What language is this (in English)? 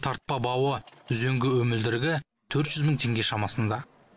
Kazakh